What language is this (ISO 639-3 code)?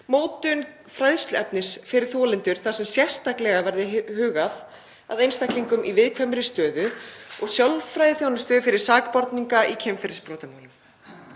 isl